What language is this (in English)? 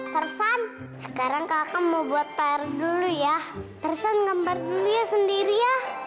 Indonesian